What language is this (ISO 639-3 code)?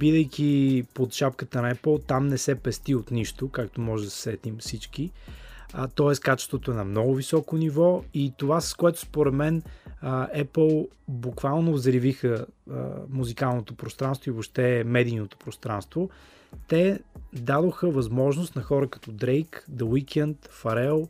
bul